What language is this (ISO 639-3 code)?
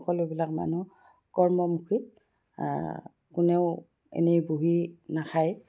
asm